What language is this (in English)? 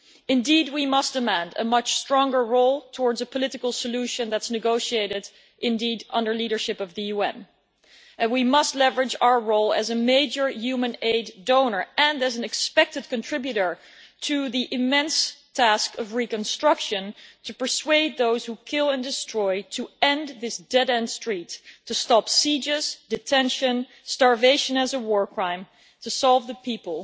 English